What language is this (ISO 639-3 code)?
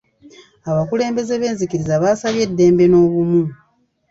lug